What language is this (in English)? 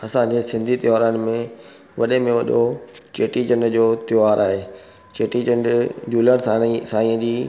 Sindhi